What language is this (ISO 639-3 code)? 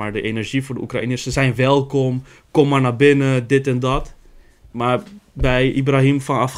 nld